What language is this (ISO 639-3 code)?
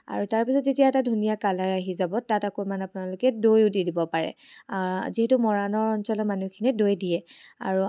asm